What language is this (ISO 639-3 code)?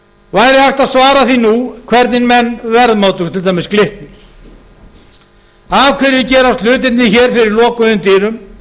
isl